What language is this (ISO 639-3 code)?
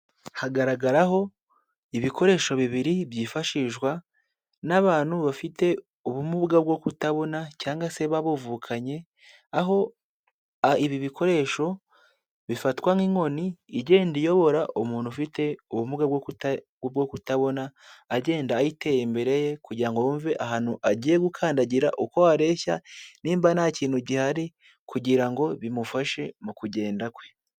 kin